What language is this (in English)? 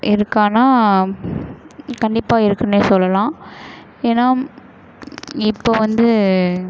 Tamil